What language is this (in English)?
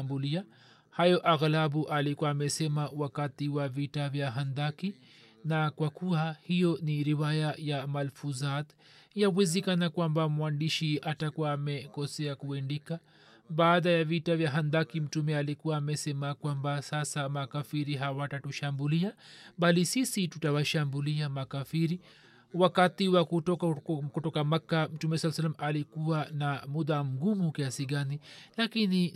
Swahili